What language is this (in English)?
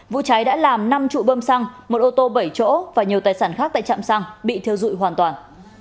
Vietnamese